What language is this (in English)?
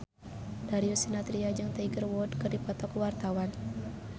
Sundanese